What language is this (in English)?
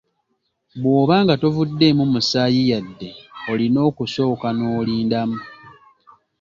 Ganda